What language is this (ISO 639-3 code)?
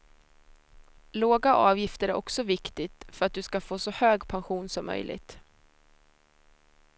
swe